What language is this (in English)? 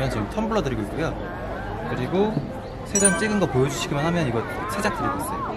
Korean